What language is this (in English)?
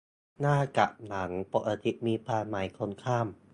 Thai